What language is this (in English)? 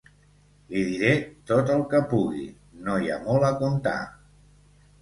Catalan